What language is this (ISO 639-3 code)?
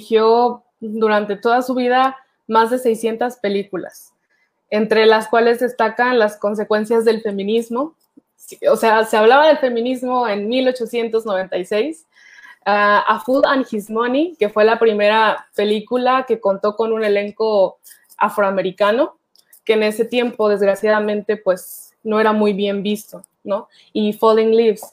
spa